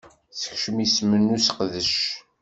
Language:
Kabyle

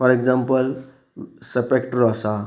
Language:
Konkani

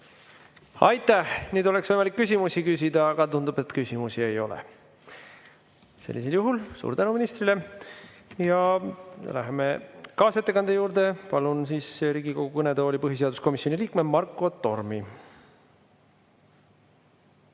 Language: Estonian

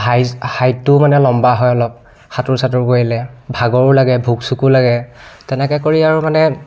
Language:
Assamese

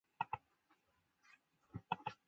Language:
Chinese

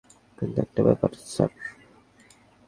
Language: Bangla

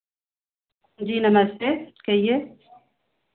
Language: Hindi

